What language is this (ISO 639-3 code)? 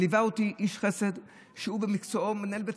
heb